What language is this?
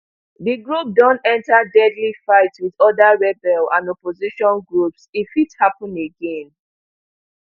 Nigerian Pidgin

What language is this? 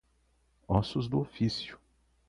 Portuguese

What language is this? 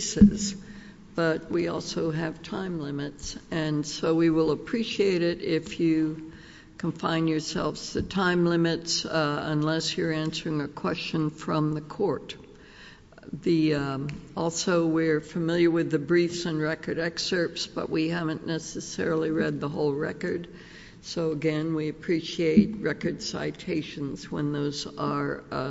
English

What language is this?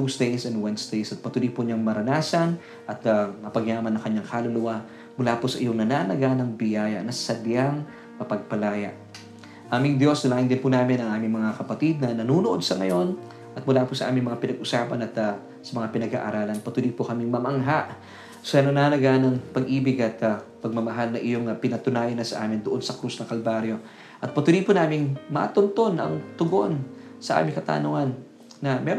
Filipino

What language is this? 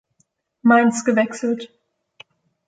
German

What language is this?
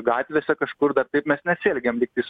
Lithuanian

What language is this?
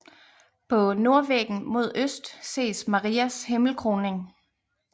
Danish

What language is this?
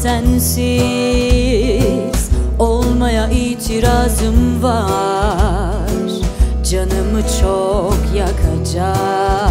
Turkish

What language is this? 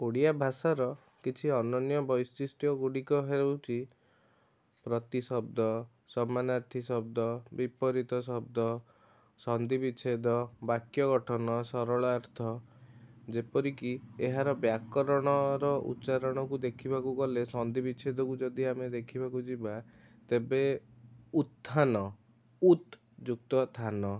Odia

